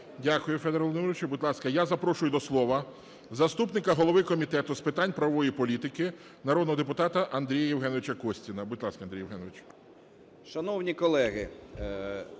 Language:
Ukrainian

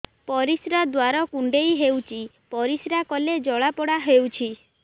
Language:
Odia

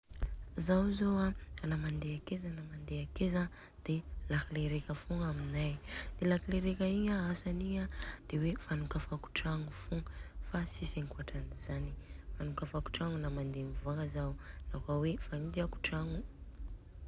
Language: Southern Betsimisaraka Malagasy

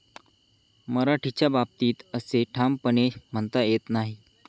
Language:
Marathi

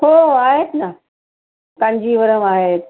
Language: Marathi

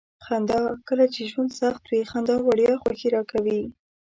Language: Pashto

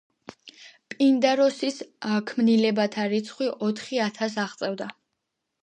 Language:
Georgian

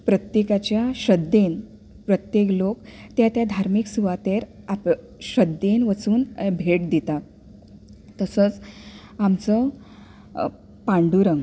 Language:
Konkani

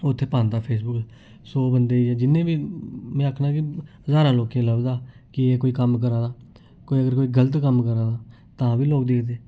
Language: Dogri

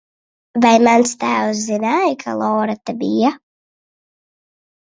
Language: Latvian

